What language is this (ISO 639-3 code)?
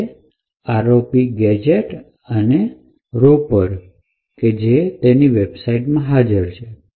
guj